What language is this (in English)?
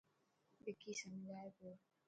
Dhatki